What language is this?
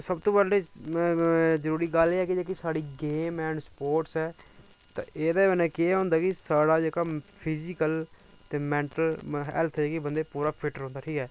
Dogri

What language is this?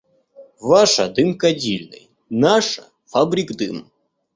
Russian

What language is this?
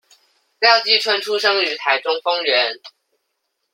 Chinese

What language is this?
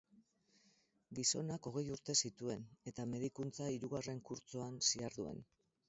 Basque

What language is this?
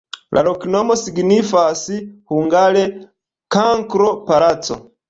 Esperanto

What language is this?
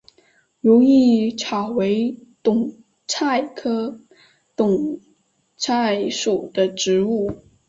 Chinese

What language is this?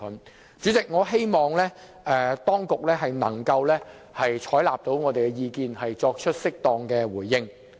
Cantonese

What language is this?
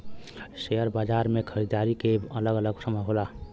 Bhojpuri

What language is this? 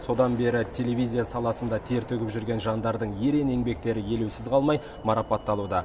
Kazakh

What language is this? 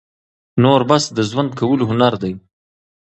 Pashto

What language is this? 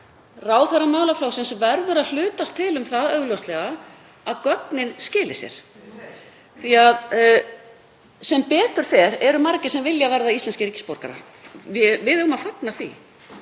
Icelandic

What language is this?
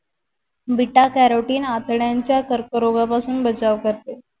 Marathi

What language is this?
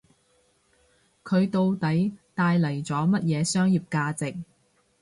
Cantonese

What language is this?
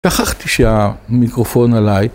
Hebrew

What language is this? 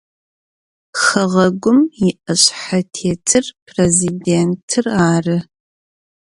Adyghe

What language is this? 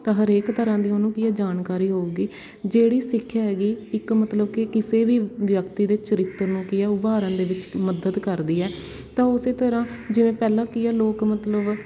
Punjabi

